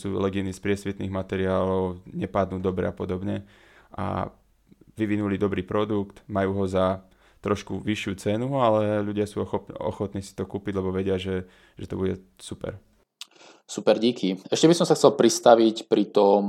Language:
Slovak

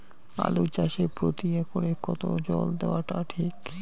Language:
Bangla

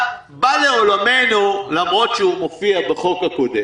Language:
Hebrew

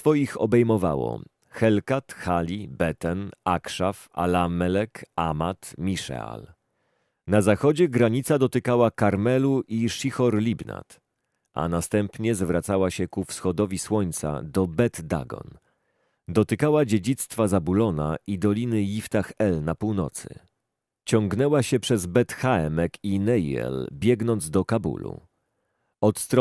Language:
Polish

